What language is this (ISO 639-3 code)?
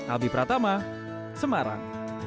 ind